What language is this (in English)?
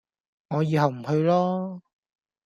Cantonese